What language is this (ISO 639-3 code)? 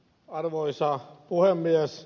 fin